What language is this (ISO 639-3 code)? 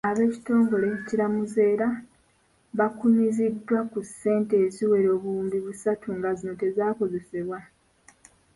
lug